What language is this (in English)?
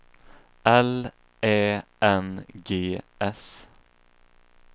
Swedish